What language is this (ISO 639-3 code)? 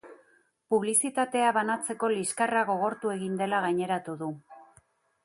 eus